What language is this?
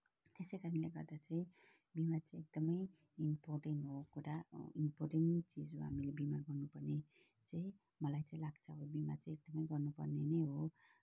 Nepali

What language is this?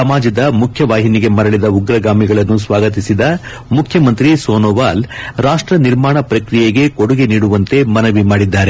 Kannada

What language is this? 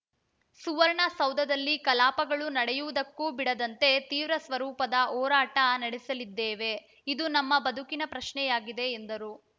Kannada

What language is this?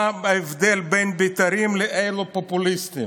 Hebrew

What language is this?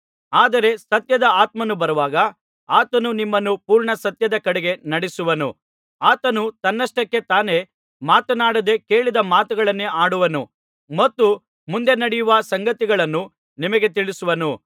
Kannada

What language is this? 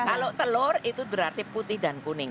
Indonesian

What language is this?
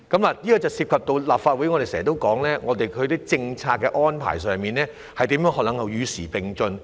Cantonese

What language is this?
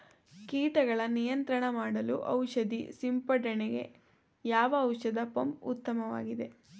Kannada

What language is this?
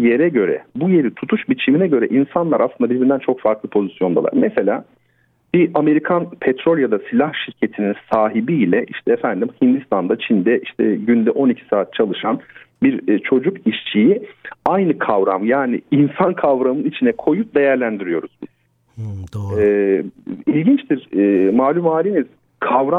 Turkish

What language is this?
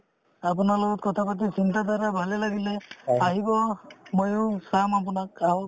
Assamese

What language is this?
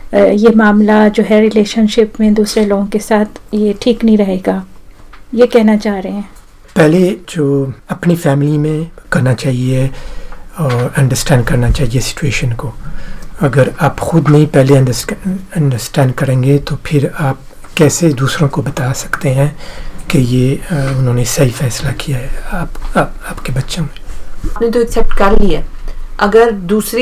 Hindi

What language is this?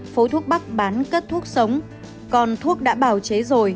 Vietnamese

